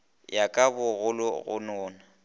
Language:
Northern Sotho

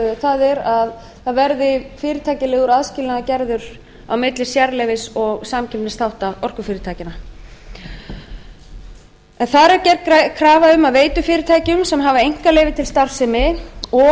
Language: Icelandic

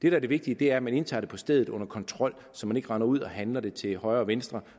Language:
Danish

